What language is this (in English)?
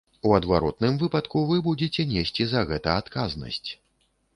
Belarusian